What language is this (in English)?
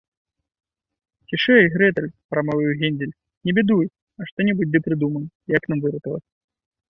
Belarusian